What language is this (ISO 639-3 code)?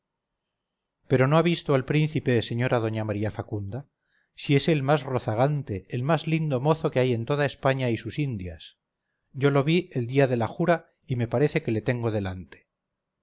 spa